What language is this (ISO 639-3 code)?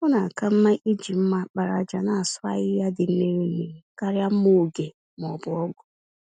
ibo